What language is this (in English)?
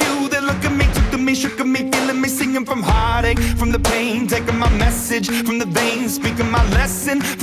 Persian